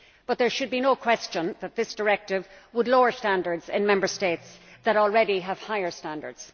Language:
English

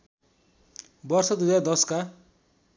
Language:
Nepali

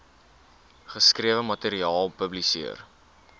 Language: Afrikaans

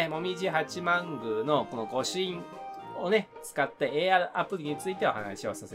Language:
Japanese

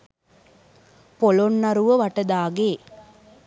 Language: Sinhala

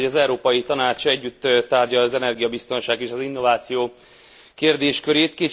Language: Hungarian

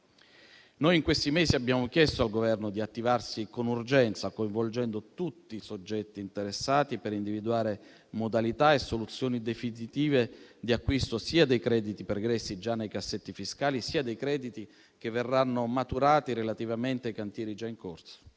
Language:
Italian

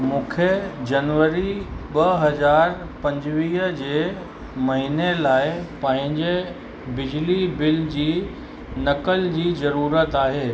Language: Sindhi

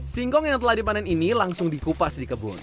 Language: Indonesian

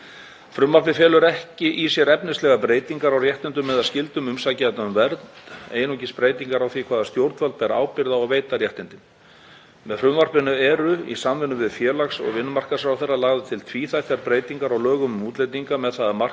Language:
Icelandic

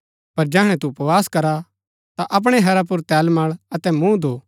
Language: Gaddi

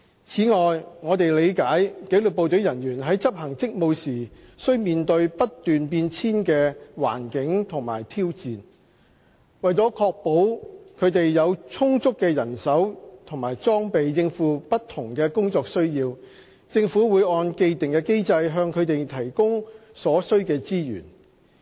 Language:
Cantonese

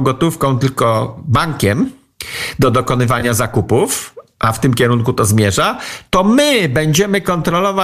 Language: Polish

